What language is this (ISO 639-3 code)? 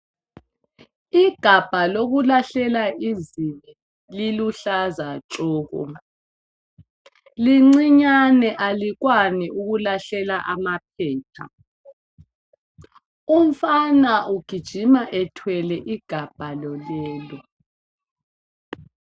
nde